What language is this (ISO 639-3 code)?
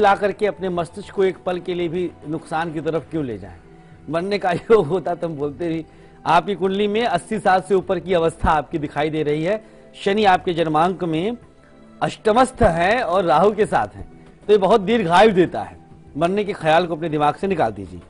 hin